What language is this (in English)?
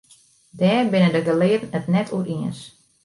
Western Frisian